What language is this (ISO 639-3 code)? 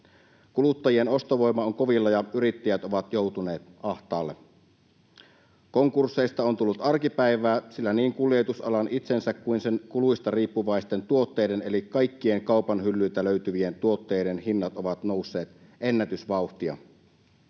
fin